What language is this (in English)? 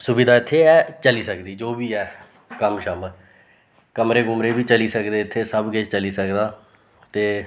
Dogri